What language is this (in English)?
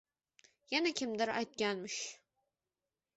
Uzbek